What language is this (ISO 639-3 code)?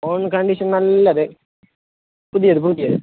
mal